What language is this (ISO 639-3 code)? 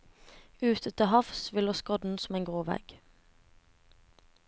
nor